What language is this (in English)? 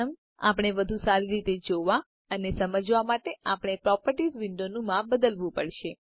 Gujarati